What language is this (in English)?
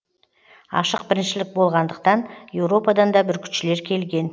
Kazakh